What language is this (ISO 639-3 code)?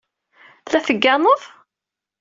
kab